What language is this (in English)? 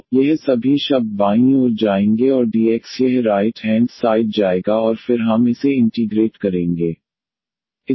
Hindi